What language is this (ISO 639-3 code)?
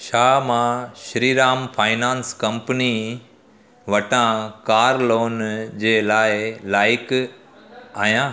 snd